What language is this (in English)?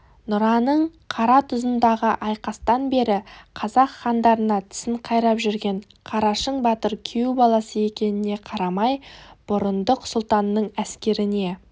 Kazakh